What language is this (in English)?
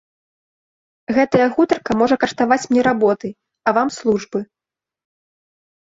Belarusian